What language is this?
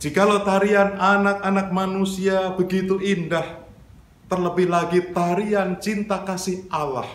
Indonesian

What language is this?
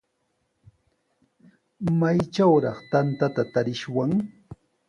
Sihuas Ancash Quechua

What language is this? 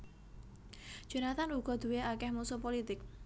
Javanese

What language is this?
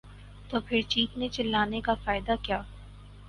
Urdu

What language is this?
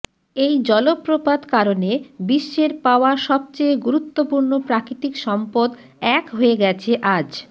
Bangla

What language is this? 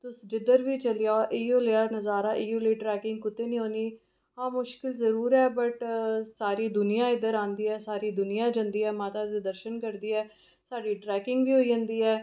Dogri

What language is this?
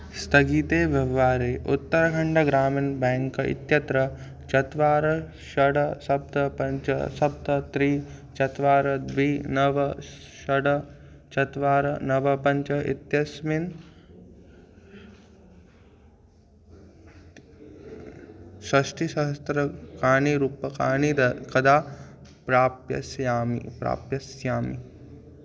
Sanskrit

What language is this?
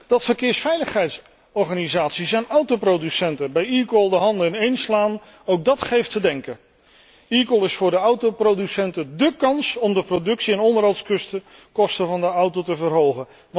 Dutch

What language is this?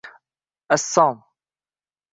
Uzbek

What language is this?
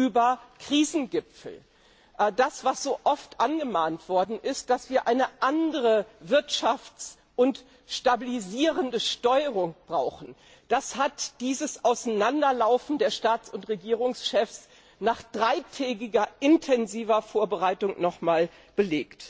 German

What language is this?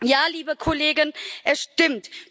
German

